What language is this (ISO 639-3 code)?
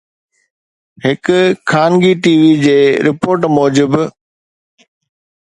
snd